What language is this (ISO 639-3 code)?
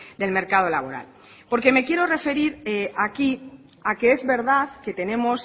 spa